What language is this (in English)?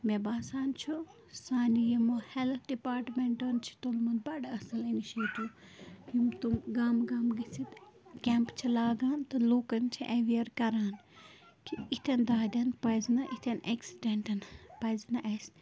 Kashmiri